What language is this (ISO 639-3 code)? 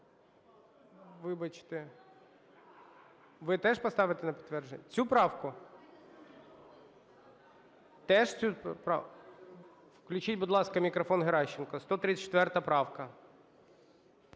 ukr